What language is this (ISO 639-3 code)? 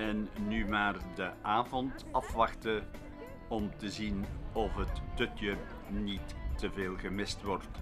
nld